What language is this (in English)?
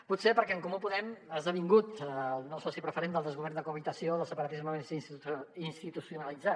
Catalan